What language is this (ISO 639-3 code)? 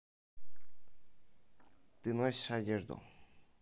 rus